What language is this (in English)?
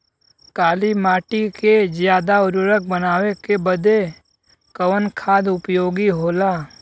Bhojpuri